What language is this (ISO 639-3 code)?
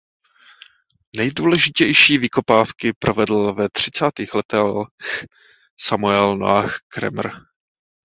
ces